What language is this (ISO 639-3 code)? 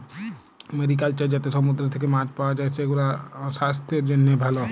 ben